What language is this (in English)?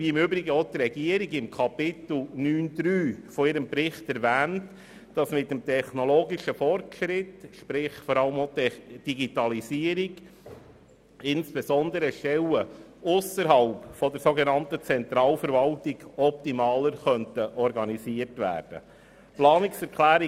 Swiss German